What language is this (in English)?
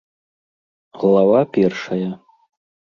Belarusian